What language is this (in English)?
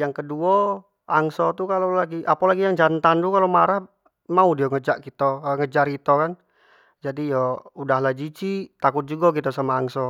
Jambi Malay